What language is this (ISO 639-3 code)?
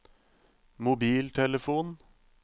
nor